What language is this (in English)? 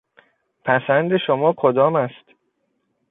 Persian